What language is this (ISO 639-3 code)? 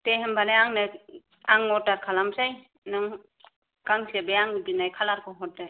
brx